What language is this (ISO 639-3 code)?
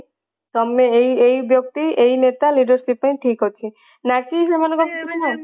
ori